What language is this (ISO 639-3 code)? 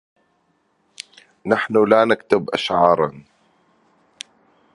ara